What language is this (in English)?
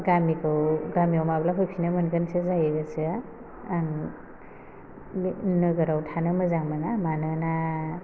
Bodo